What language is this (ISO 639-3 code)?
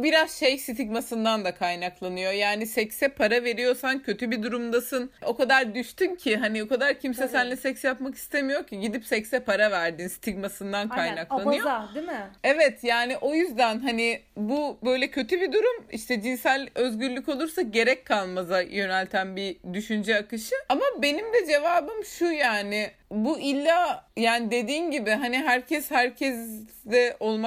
tur